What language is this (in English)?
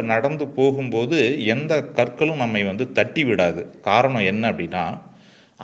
Tamil